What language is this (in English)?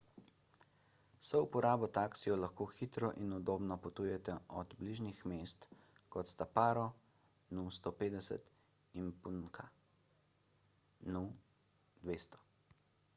Slovenian